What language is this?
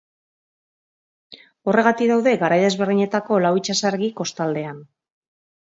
Basque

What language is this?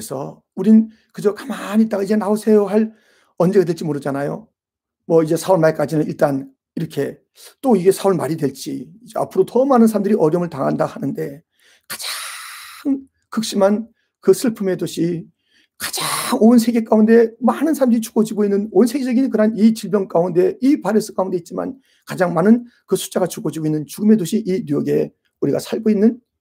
Korean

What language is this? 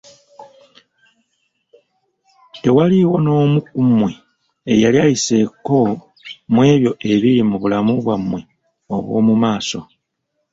Ganda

